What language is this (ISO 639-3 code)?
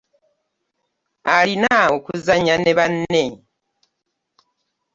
lug